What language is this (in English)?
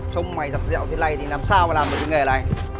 Vietnamese